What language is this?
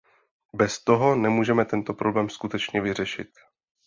Czech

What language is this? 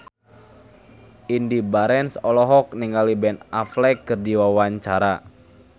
Sundanese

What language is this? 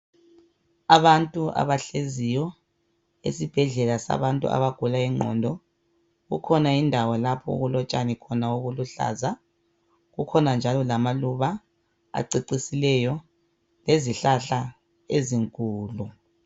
North Ndebele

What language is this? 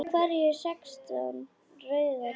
Icelandic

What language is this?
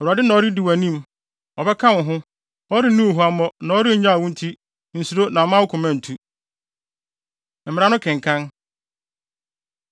Akan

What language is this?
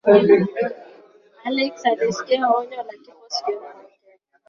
Swahili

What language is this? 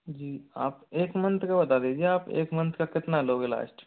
Hindi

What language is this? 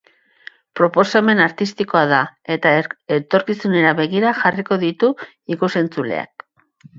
Basque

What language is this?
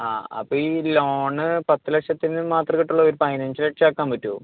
Malayalam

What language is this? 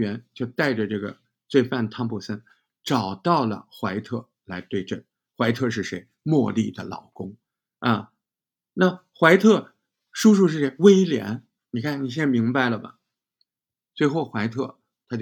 Chinese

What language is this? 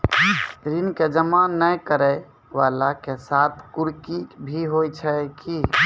Maithili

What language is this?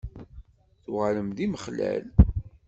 Kabyle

